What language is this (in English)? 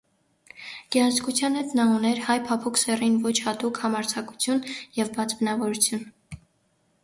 Armenian